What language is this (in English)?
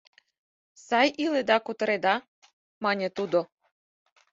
Mari